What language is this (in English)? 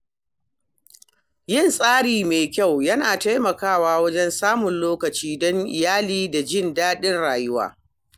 Hausa